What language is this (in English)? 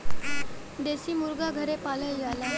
Bhojpuri